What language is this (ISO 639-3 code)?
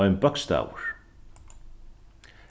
fao